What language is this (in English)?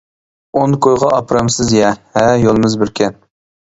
Uyghur